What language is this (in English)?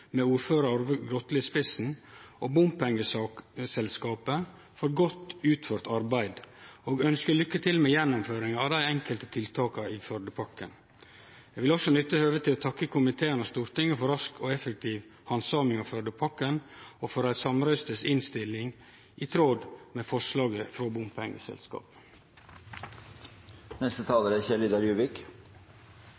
Norwegian Nynorsk